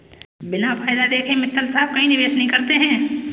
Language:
Hindi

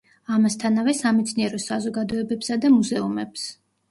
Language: Georgian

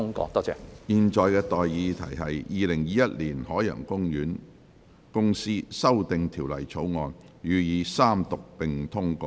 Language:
Cantonese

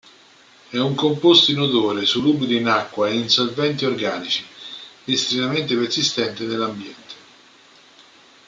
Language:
Italian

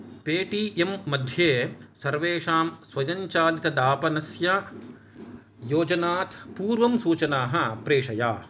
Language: Sanskrit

